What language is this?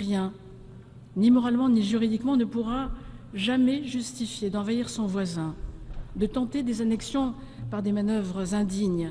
French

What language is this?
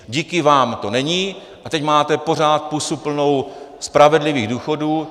Czech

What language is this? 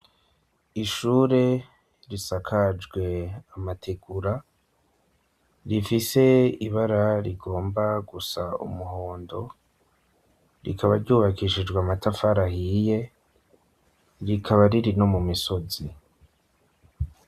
Rundi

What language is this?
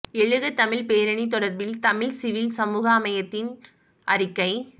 Tamil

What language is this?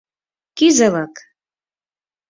Mari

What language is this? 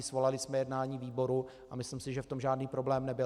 Czech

